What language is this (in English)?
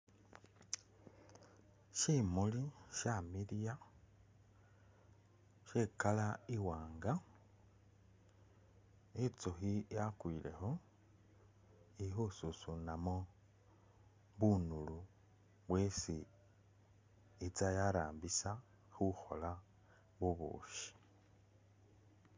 Masaaba